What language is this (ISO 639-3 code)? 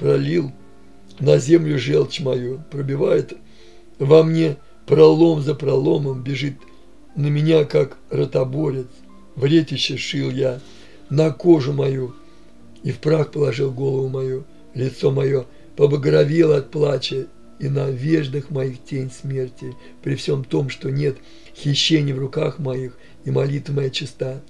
rus